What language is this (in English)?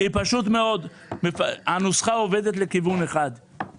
Hebrew